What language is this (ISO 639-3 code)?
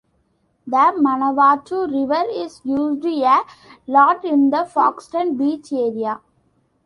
eng